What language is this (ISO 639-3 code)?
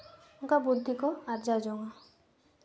sat